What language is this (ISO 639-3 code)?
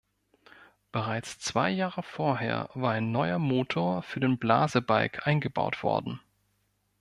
deu